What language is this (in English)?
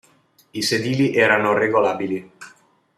Italian